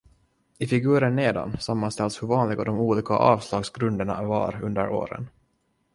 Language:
Swedish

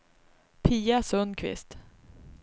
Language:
Swedish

